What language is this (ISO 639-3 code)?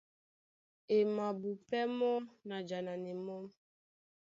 dua